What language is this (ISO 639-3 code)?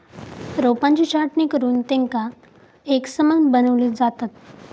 mar